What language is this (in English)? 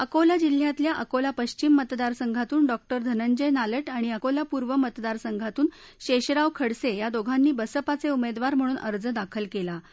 Marathi